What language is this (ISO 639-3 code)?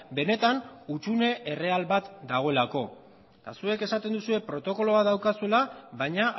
eus